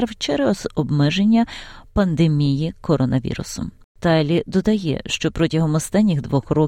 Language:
Ukrainian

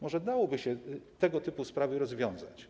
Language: Polish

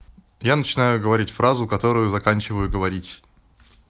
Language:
Russian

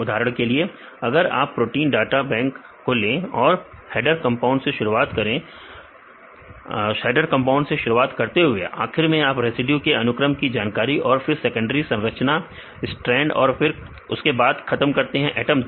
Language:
Hindi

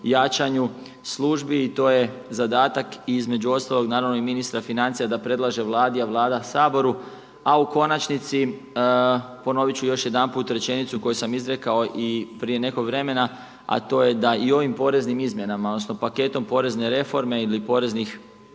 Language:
Croatian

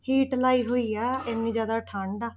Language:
Punjabi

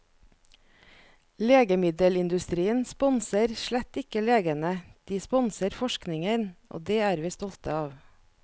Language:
Norwegian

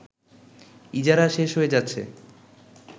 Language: Bangla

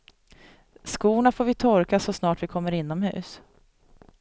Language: Swedish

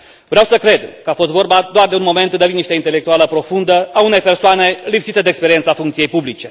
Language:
Romanian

